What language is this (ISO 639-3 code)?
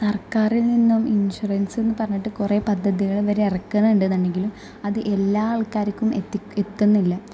mal